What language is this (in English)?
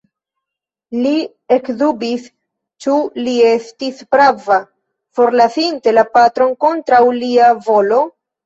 Esperanto